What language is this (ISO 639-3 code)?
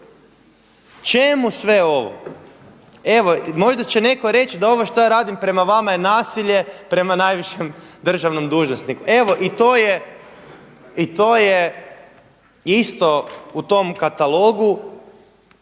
hrv